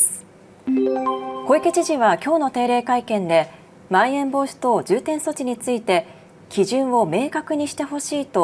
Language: Japanese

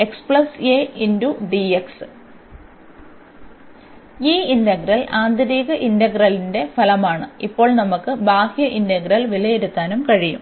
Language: Malayalam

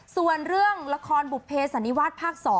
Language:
Thai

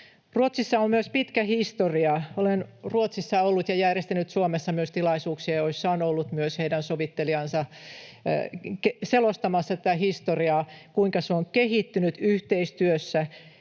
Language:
Finnish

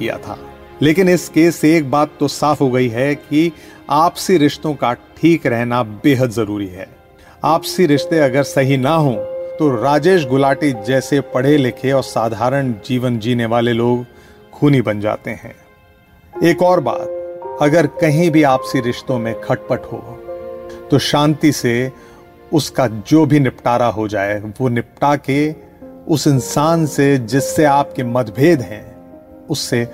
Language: Hindi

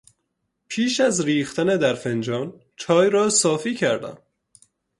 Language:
Persian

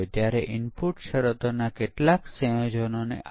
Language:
Gujarati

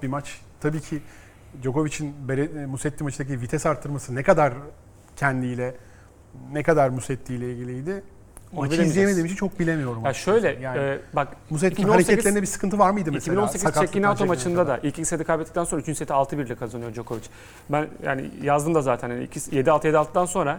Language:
Turkish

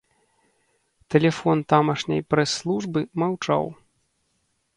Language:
Belarusian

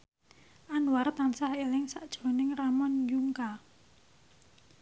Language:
Javanese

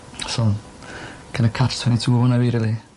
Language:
Welsh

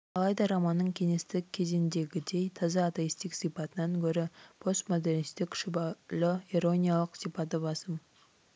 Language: Kazakh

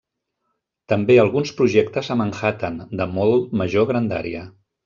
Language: Catalan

